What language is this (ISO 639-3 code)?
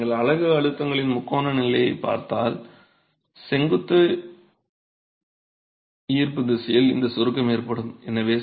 tam